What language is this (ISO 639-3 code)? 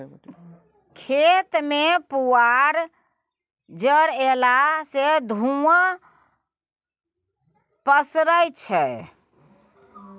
mai